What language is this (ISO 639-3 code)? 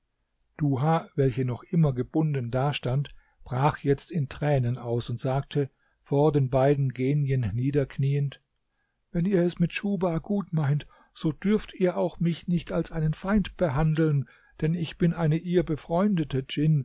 deu